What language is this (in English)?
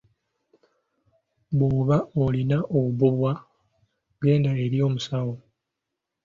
Ganda